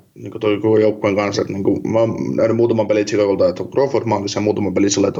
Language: Finnish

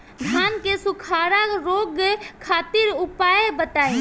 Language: Bhojpuri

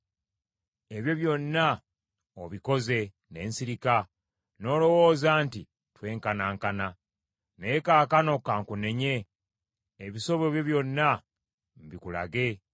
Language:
Ganda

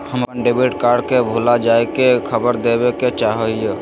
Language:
Magahi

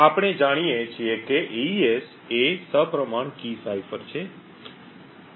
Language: Gujarati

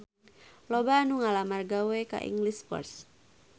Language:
Sundanese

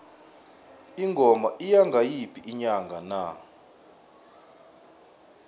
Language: South Ndebele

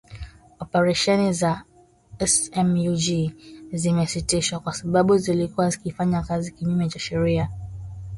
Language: Swahili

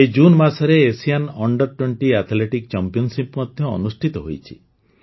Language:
Odia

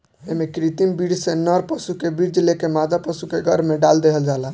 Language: Bhojpuri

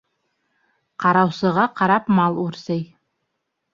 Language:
Bashkir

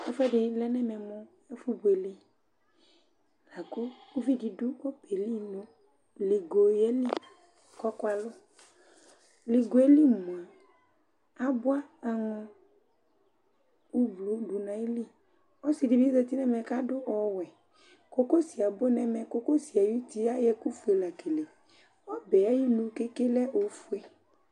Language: Ikposo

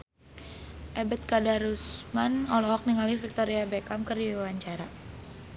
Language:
Sundanese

